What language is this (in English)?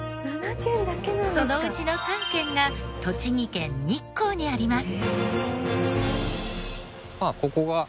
Japanese